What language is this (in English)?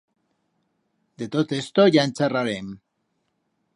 Aragonese